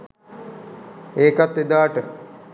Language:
Sinhala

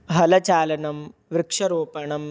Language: Sanskrit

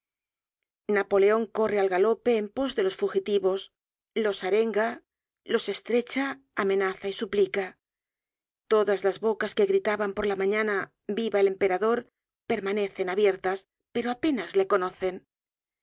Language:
Spanish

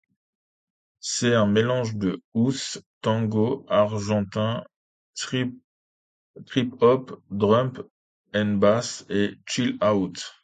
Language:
French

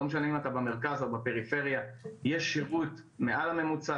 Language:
Hebrew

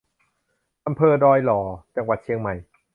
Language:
Thai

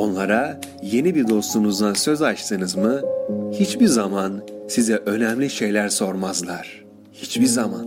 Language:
Turkish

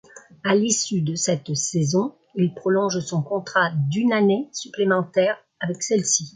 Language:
French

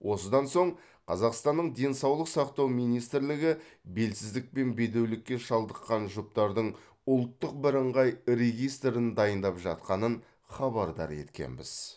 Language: Kazakh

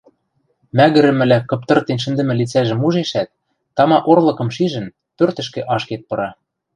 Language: Western Mari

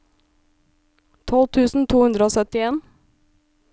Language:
Norwegian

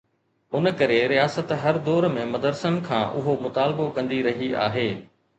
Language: Sindhi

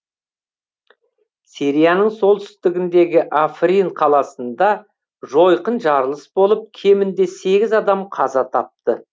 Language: Kazakh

